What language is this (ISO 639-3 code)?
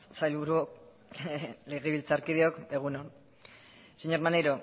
eus